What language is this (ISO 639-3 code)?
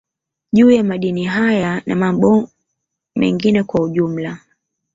swa